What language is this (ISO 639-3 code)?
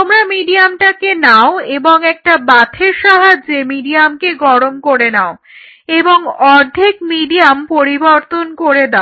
ben